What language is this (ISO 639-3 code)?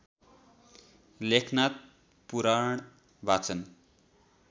nep